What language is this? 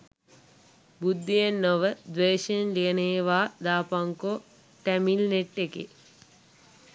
Sinhala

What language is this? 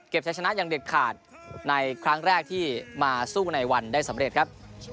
Thai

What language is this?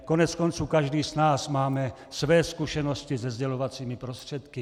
Czech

